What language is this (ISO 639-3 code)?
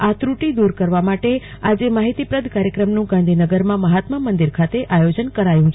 guj